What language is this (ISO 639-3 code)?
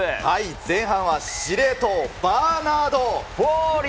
jpn